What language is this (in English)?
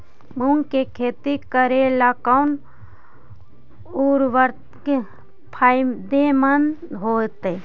Magahi